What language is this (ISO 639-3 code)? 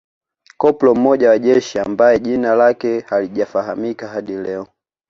swa